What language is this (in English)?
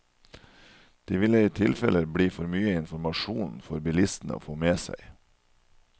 Norwegian